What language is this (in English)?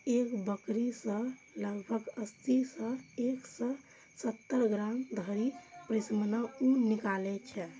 Maithili